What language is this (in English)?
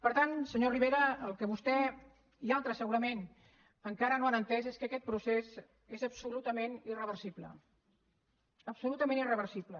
Catalan